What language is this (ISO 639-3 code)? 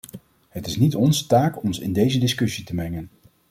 nld